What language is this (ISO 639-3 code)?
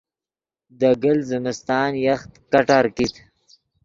ydg